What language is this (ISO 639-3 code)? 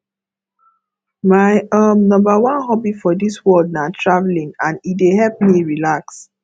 pcm